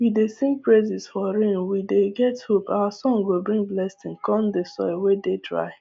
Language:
Nigerian Pidgin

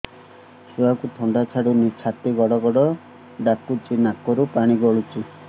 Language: Odia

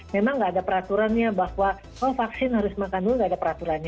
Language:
Indonesian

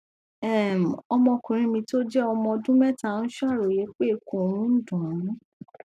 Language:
Yoruba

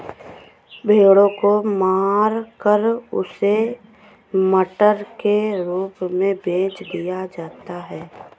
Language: Hindi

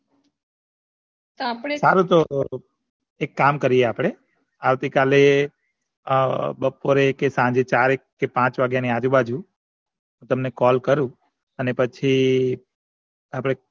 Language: Gujarati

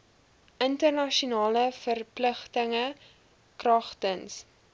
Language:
Afrikaans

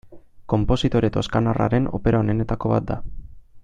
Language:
Basque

